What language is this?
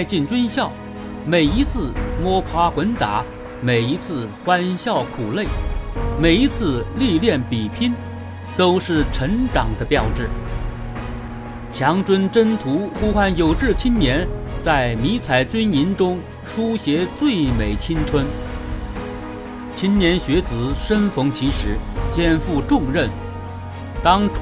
Chinese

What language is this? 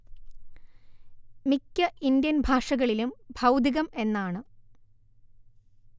Malayalam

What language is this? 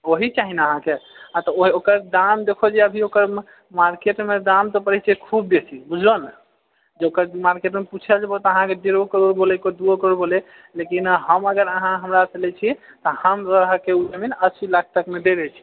Maithili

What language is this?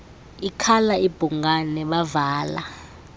Xhosa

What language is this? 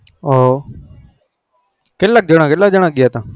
Gujarati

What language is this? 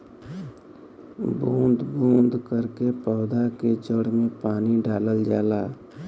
Bhojpuri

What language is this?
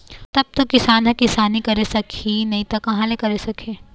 Chhattisgarhi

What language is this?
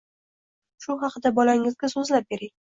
Uzbek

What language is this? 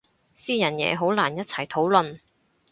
Cantonese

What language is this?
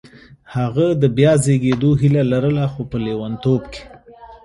Pashto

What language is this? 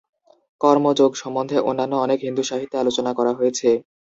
Bangla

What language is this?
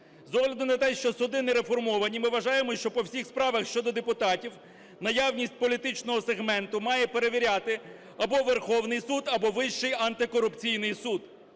Ukrainian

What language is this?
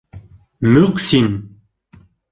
Bashkir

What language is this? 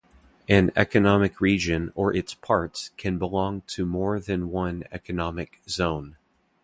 English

